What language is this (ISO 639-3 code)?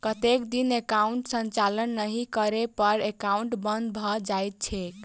mai